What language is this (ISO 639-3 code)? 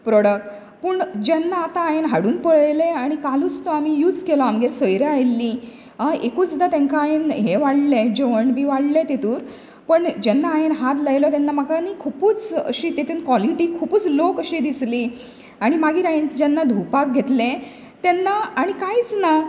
kok